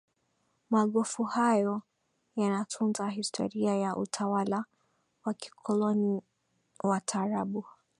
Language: Swahili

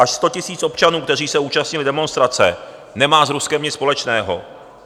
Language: Czech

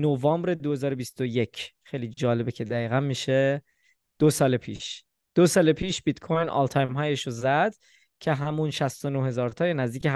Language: Persian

